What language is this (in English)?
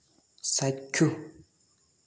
Assamese